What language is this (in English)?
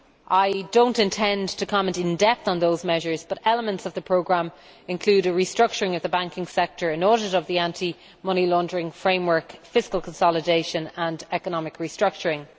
English